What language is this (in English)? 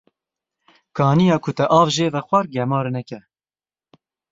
Kurdish